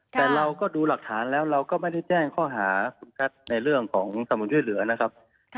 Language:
Thai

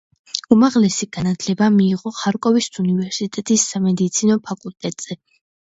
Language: Georgian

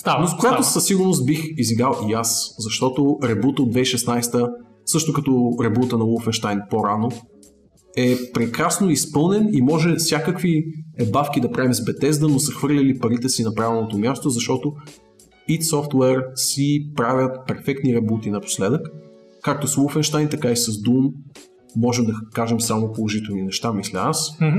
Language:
Bulgarian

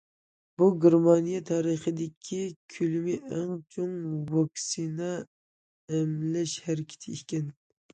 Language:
Uyghur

